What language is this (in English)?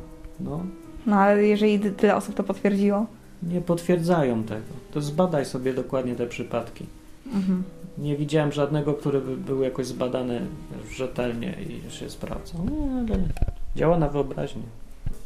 Polish